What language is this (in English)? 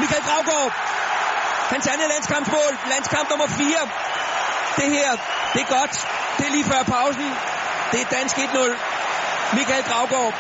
Danish